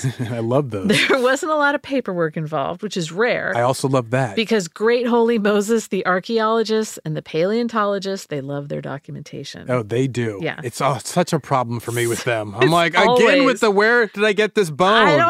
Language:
English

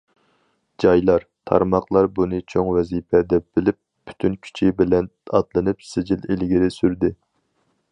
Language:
Uyghur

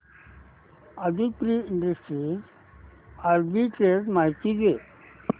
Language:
Marathi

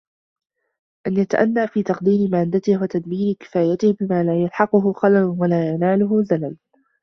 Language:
Arabic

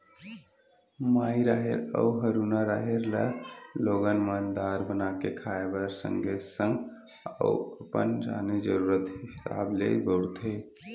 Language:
Chhattisgarhi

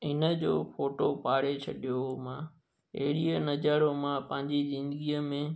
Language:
Sindhi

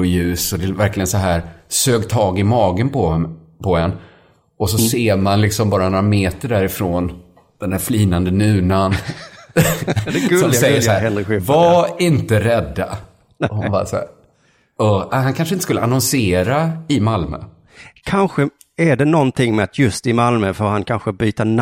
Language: Swedish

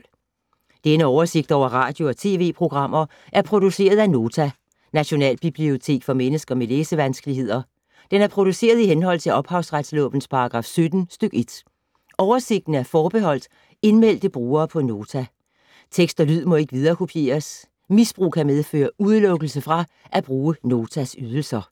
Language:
Danish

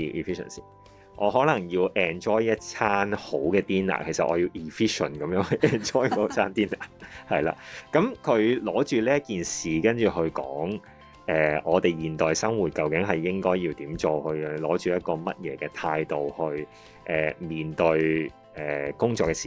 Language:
Chinese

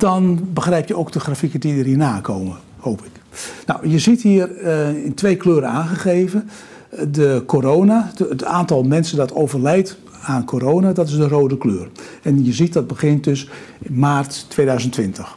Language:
Dutch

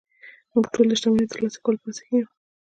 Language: Pashto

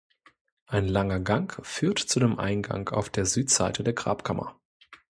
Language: German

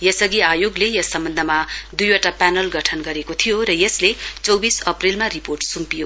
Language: Nepali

